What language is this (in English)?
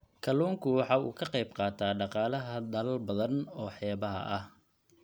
Somali